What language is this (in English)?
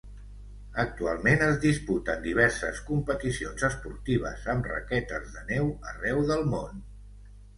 Catalan